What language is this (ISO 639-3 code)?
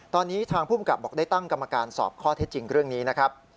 tha